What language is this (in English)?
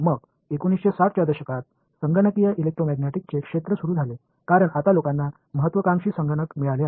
Marathi